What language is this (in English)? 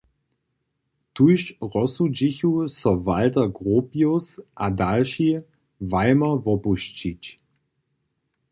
Upper Sorbian